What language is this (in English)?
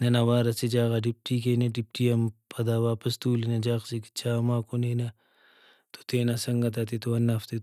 Brahui